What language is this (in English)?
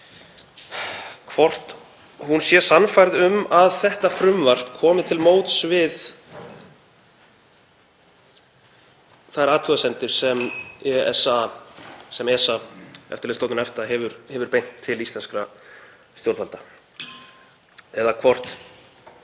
Icelandic